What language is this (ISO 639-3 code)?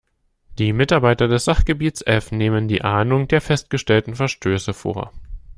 deu